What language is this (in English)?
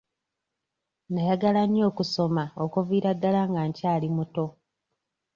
Ganda